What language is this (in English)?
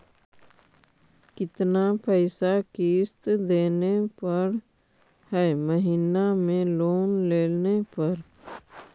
Magahi